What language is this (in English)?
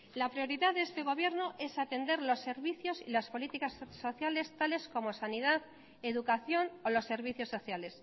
Spanish